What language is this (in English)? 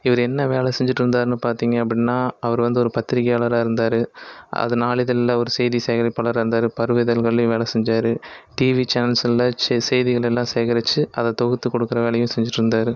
Tamil